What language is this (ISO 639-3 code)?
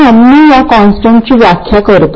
mar